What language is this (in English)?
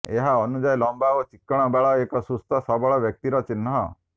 Odia